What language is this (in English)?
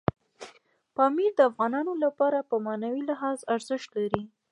Pashto